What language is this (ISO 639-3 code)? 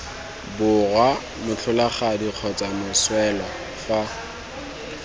tsn